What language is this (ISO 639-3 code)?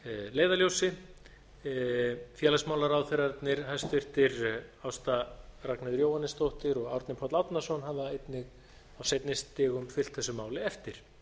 isl